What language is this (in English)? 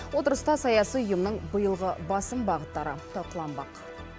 Kazakh